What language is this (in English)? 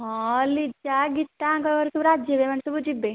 Odia